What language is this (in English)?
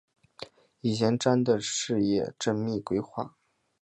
Chinese